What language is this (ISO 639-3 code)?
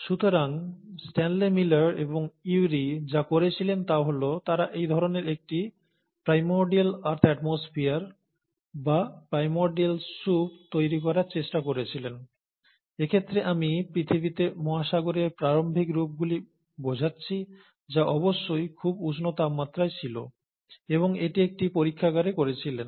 ben